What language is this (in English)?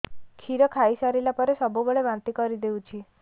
Odia